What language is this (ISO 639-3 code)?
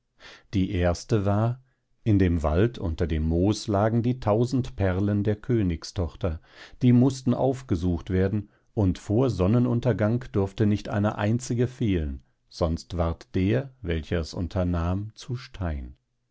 deu